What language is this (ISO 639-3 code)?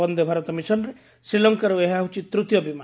ori